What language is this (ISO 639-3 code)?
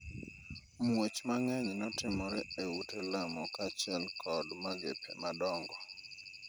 luo